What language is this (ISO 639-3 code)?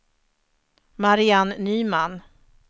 swe